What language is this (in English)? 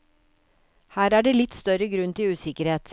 Norwegian